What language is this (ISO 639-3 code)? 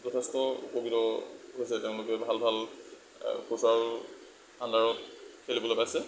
asm